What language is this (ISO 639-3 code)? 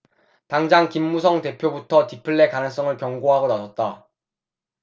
kor